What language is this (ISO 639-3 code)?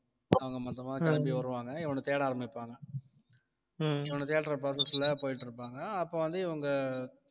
tam